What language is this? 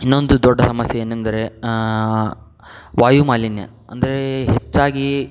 Kannada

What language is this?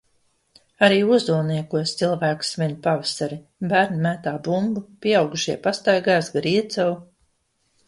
Latvian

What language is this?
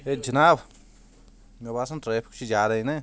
Kashmiri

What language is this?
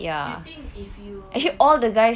English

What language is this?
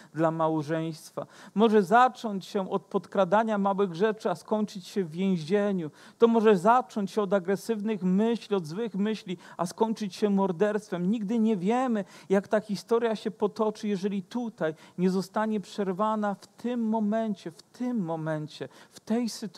Polish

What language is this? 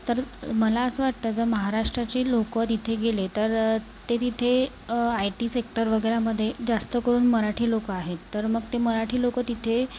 Marathi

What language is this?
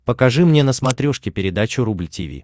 Russian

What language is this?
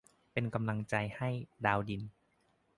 Thai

